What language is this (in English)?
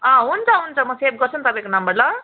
Nepali